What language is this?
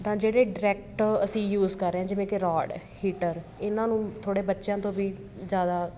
Punjabi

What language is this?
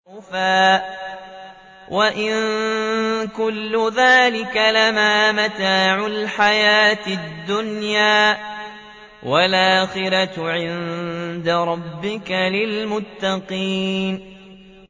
Arabic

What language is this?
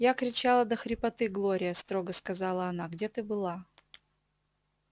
Russian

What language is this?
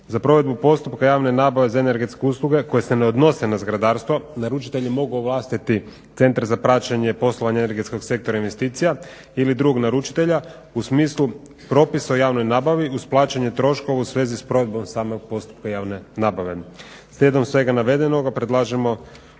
Croatian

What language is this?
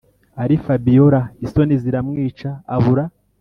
Kinyarwanda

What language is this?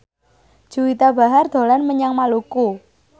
Javanese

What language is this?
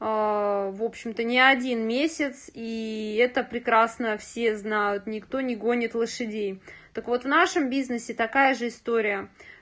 Russian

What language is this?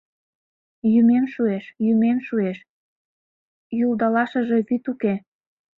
Mari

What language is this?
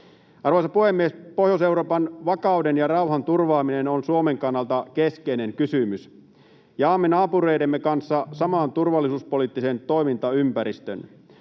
Finnish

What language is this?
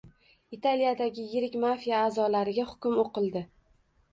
Uzbek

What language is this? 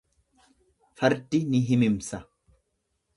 Oromo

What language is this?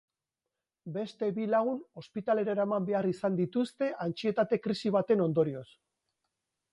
Basque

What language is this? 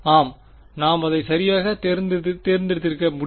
Tamil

